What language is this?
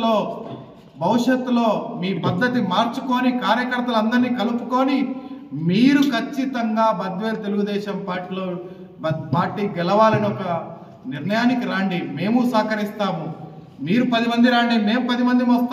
Telugu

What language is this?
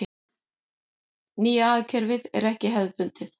Icelandic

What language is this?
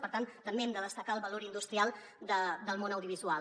Catalan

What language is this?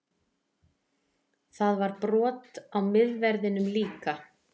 Icelandic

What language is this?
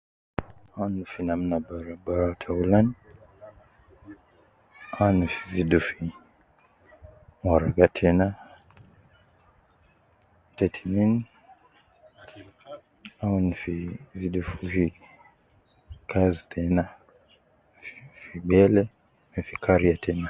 Nubi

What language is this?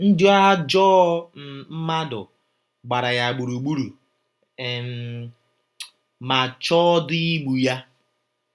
Igbo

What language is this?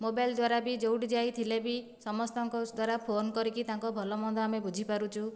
Odia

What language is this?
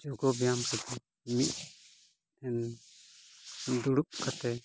Santali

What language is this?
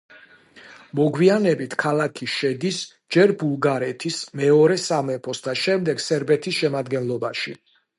Georgian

